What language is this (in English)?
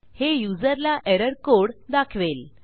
Marathi